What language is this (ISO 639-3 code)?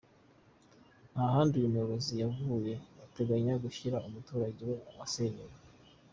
kin